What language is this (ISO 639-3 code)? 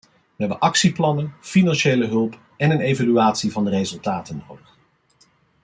nld